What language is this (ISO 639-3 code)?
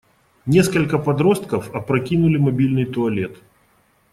rus